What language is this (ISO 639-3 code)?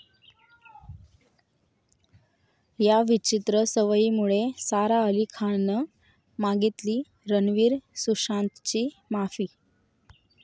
mar